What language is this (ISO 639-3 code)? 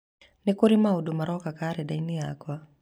kik